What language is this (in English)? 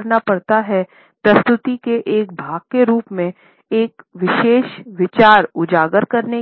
Hindi